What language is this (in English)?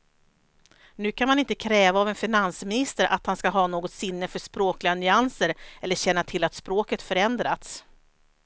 Swedish